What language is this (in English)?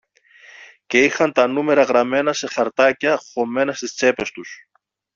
Greek